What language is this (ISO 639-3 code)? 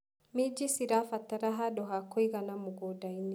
kik